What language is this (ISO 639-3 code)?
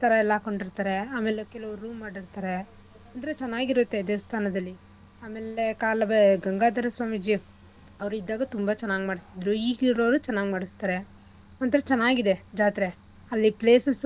kan